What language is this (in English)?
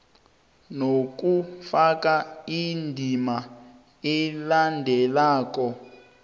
South Ndebele